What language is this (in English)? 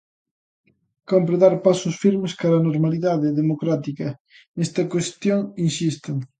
Galician